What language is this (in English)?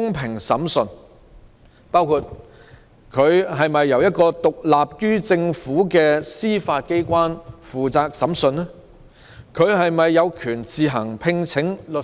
Cantonese